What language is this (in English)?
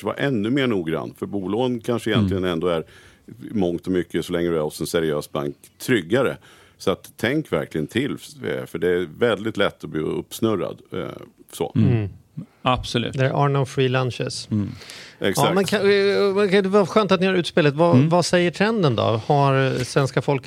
Swedish